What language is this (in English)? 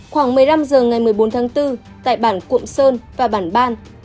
Vietnamese